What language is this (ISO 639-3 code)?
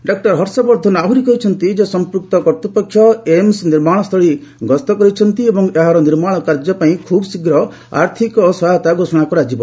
ori